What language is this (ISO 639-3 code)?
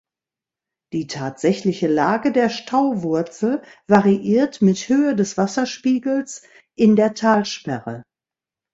deu